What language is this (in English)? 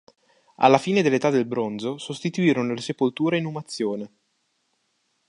Italian